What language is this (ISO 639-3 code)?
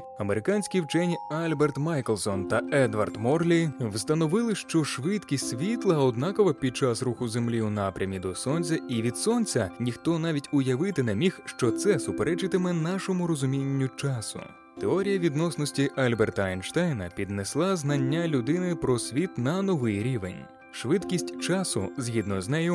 ukr